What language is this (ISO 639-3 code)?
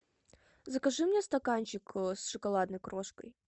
rus